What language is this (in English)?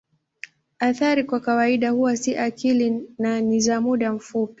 Swahili